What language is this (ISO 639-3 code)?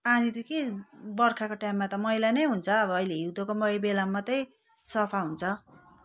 nep